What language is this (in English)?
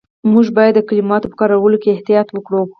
Pashto